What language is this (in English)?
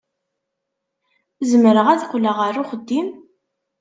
Kabyle